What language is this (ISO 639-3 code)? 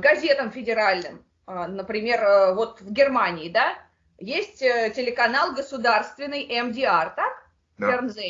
rus